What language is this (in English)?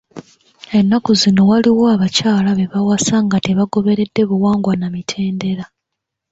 Ganda